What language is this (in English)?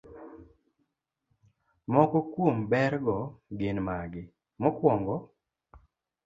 Luo (Kenya and Tanzania)